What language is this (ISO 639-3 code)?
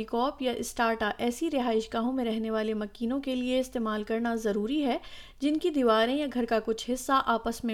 urd